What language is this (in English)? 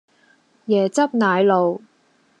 Cantonese